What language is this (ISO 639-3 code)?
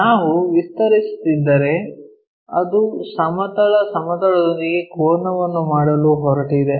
kan